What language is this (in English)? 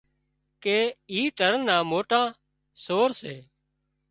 Wadiyara Koli